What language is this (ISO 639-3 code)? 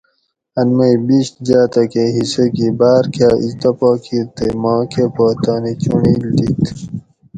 gwc